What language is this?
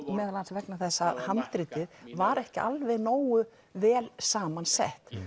Icelandic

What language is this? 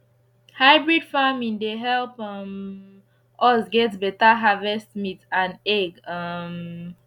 Nigerian Pidgin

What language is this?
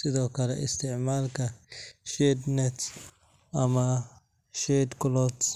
Somali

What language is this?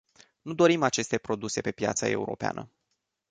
Romanian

